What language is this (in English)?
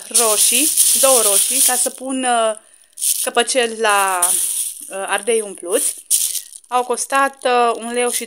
Romanian